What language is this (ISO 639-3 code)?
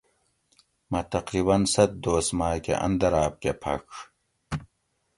gwc